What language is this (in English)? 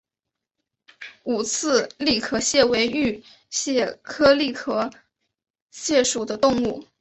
Chinese